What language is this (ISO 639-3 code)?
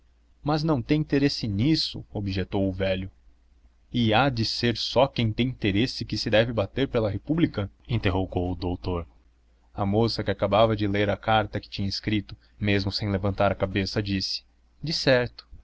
por